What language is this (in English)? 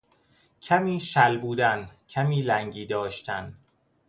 Persian